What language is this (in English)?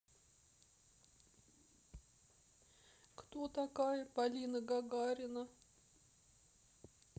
Russian